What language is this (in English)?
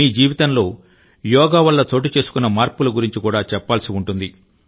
Telugu